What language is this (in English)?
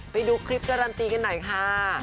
Thai